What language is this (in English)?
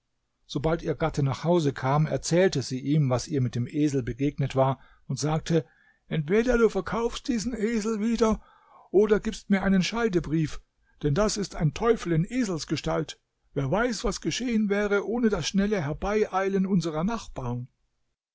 German